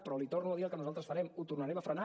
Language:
Catalan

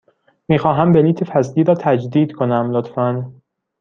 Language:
Persian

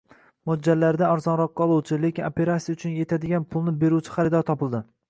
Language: Uzbek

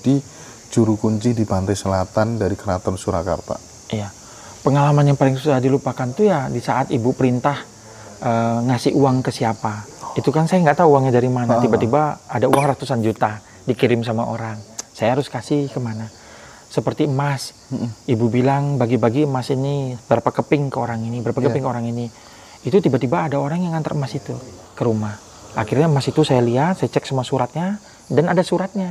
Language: Indonesian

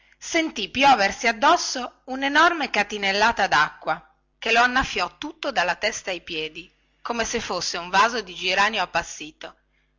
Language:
Italian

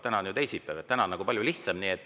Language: Estonian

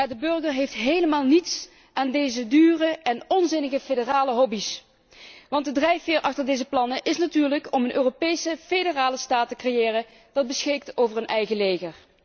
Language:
Dutch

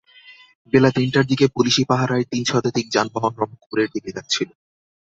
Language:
Bangla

